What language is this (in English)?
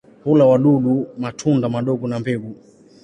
Swahili